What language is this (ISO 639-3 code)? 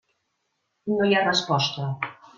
cat